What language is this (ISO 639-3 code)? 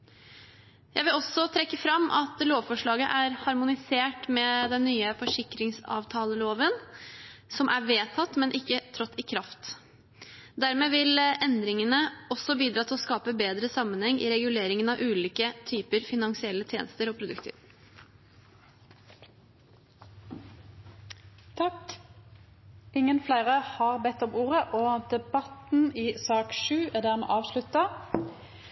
nor